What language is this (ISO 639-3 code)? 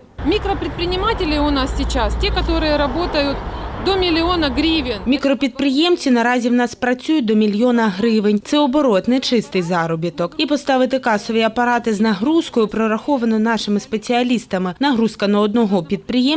ukr